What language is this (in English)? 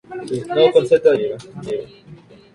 Spanish